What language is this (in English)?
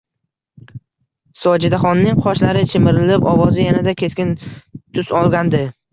Uzbek